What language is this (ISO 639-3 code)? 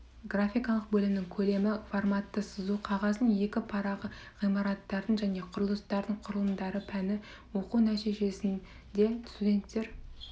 kaz